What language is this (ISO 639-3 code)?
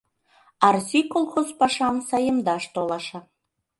chm